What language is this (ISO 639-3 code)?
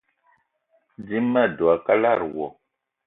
eto